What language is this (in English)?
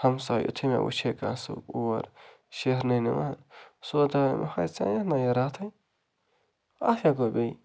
Kashmiri